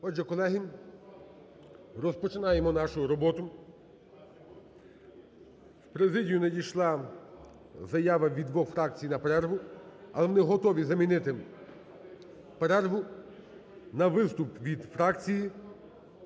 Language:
Ukrainian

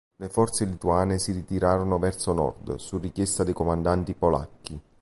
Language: Italian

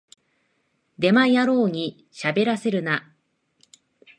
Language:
Japanese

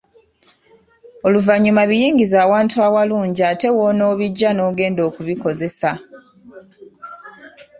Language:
Ganda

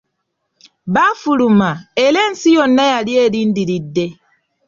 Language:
Ganda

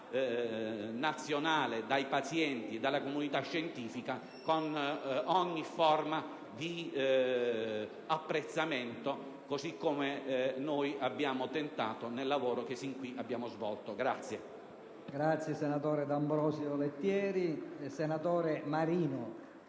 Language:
Italian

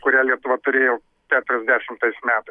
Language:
Lithuanian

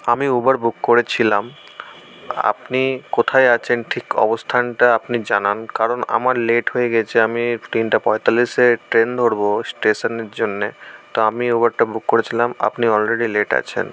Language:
Bangla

